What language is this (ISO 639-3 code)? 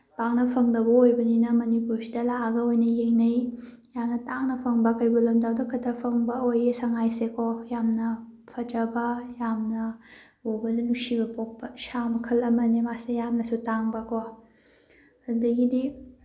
mni